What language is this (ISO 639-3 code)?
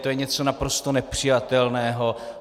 ces